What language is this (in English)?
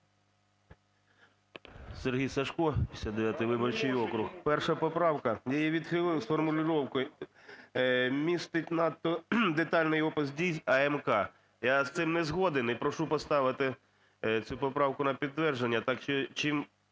Ukrainian